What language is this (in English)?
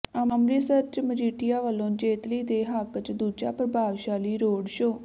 Punjabi